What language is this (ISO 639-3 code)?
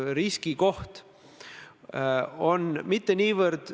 est